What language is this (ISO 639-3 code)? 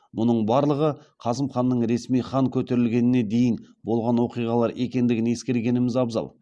kaz